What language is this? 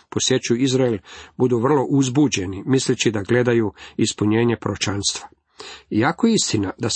Croatian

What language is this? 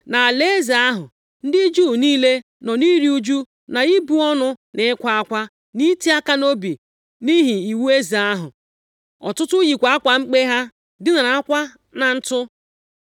Igbo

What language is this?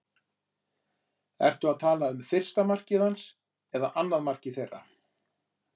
Icelandic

